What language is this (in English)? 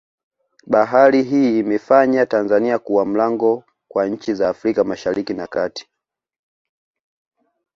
Swahili